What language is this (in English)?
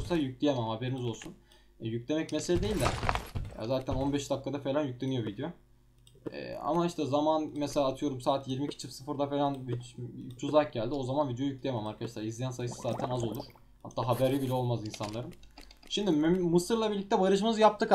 Turkish